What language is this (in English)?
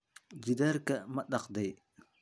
Somali